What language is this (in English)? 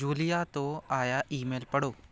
Punjabi